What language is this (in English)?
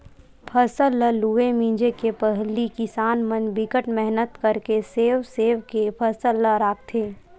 Chhattisgarhi